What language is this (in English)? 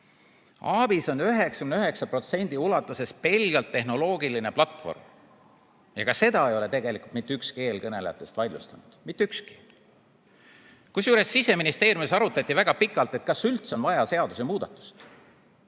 Estonian